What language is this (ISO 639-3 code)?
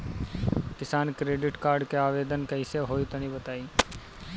bho